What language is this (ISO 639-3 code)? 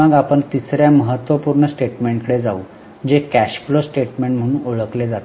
mar